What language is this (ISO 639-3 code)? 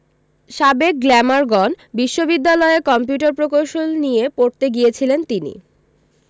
ben